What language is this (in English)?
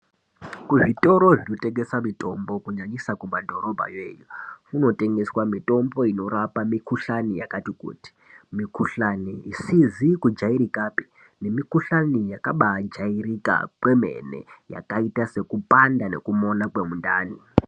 Ndau